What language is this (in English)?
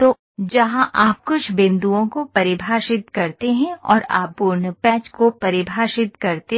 Hindi